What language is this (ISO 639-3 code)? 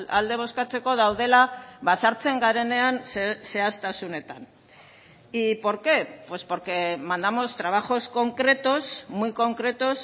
spa